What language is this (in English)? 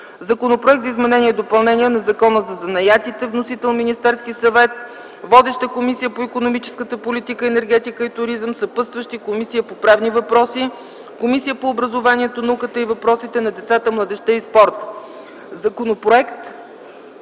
Bulgarian